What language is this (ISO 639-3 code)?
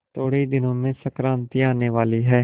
hin